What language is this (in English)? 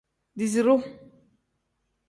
Tem